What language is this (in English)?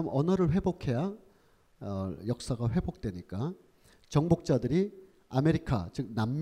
Korean